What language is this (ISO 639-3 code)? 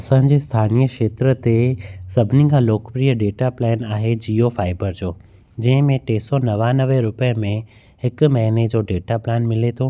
snd